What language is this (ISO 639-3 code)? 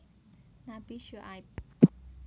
jav